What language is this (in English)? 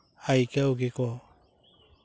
Santali